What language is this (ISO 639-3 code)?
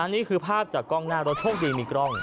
tha